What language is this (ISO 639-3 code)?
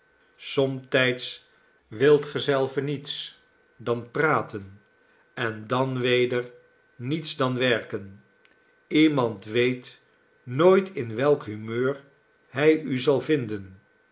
nld